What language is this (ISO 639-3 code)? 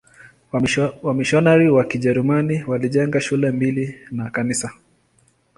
swa